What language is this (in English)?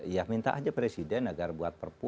Indonesian